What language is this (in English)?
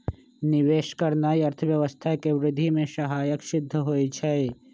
Magahi